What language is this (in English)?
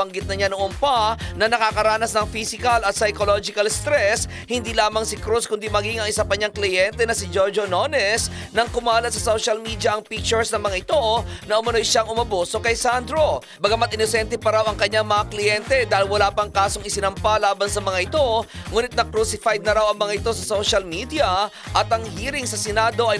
Filipino